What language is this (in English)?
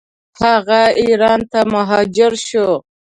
Pashto